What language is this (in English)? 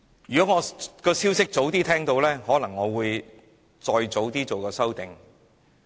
Cantonese